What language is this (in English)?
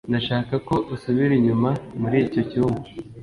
Kinyarwanda